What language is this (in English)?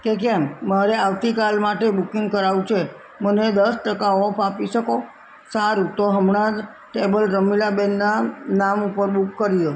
Gujarati